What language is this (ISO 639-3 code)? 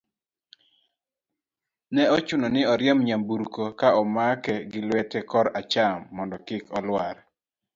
luo